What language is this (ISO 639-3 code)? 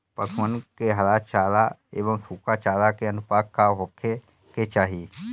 bho